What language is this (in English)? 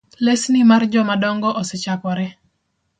Luo (Kenya and Tanzania)